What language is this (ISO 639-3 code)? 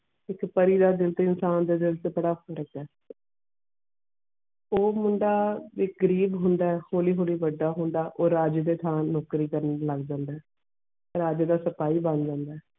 pan